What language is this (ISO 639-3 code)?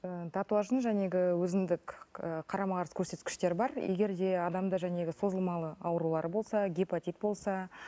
kaz